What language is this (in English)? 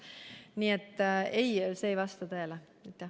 Estonian